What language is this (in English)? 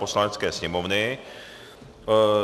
Czech